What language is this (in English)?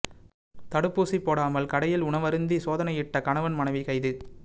Tamil